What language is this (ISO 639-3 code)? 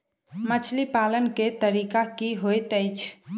mai